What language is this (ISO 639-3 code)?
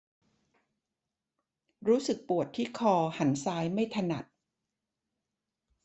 tha